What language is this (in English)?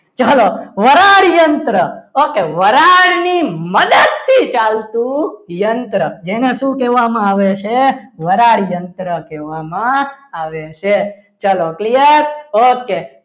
Gujarati